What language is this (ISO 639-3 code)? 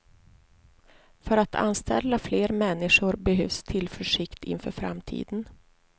swe